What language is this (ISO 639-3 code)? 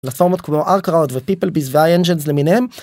heb